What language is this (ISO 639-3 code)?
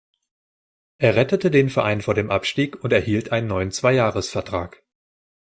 deu